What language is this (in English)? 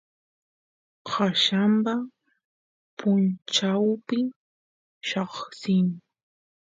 Santiago del Estero Quichua